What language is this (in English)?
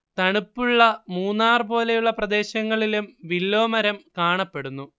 Malayalam